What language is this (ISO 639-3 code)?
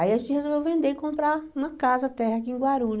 por